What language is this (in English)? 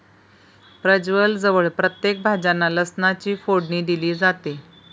Marathi